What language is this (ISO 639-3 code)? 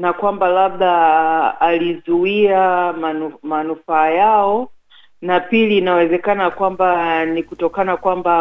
swa